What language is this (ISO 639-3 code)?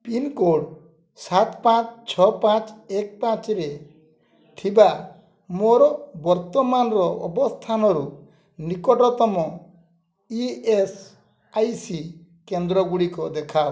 ori